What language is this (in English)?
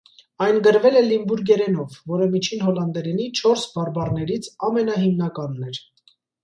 Armenian